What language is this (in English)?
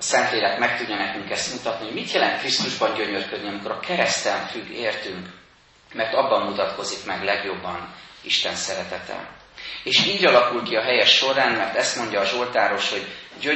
Hungarian